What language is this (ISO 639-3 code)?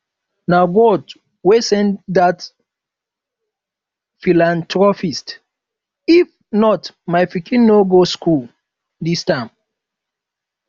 pcm